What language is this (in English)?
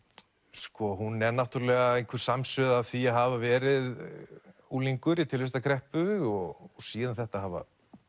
Icelandic